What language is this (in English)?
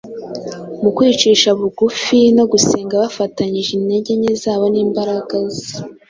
Kinyarwanda